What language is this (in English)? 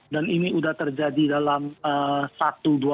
Indonesian